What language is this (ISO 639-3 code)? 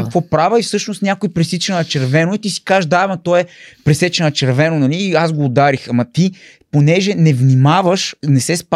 bul